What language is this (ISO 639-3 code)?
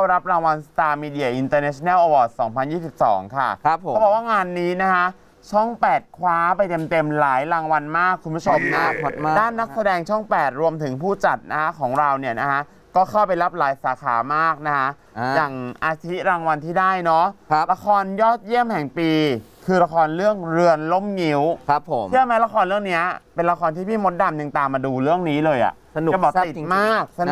tha